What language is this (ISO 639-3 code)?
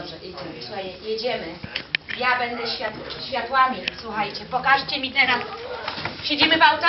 pol